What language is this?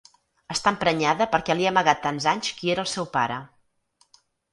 Catalan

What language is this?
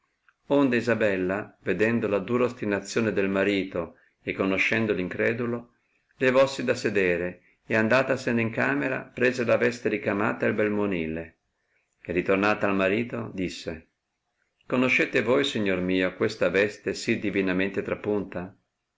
Italian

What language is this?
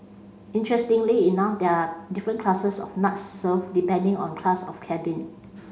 English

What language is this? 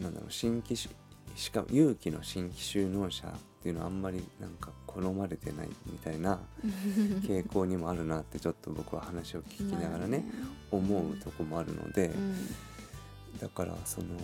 Japanese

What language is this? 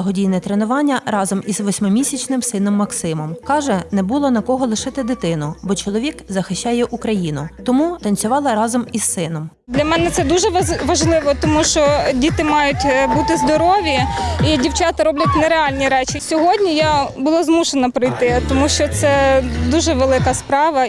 Ukrainian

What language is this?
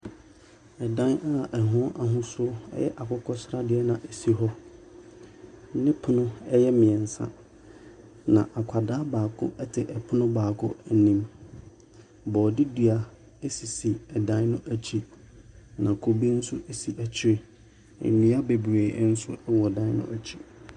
Akan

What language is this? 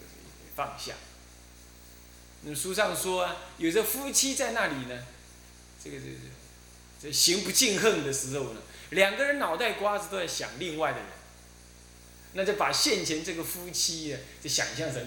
Chinese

